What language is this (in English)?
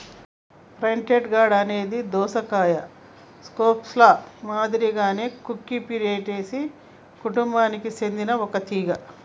Telugu